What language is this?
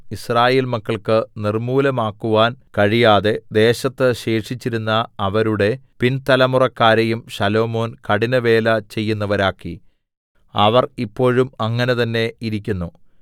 Malayalam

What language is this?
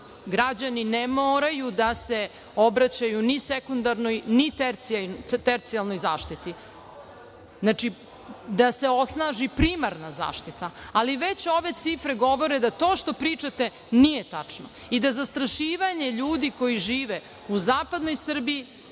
Serbian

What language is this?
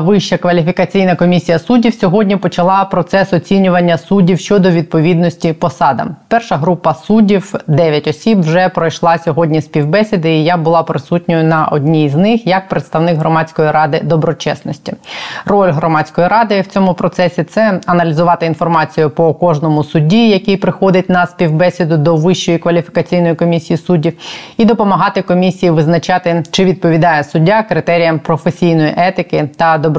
Ukrainian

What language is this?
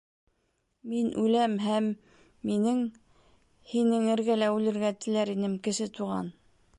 Bashkir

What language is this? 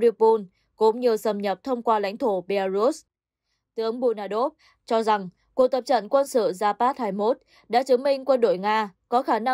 Vietnamese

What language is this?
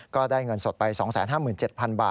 Thai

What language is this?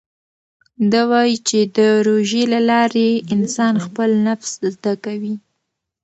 Pashto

